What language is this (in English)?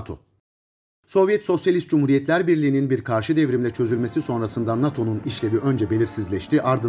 Turkish